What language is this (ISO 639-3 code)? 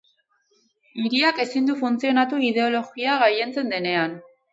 eus